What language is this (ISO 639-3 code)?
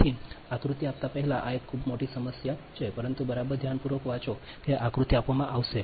guj